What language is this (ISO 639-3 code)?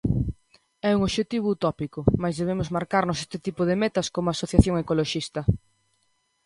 glg